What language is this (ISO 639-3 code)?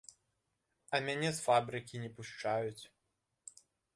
bel